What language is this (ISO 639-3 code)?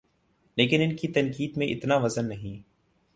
urd